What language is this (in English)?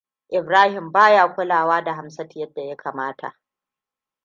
Hausa